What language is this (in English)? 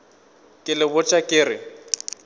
Northern Sotho